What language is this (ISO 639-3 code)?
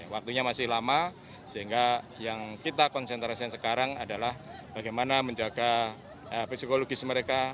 ind